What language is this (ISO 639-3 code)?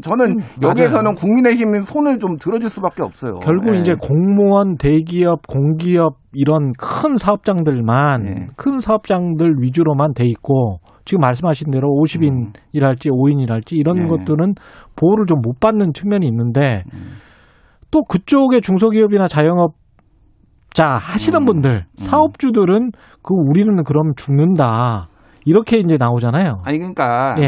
kor